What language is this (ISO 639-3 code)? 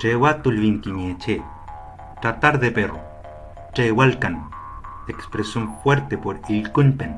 spa